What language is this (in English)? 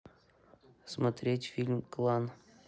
Russian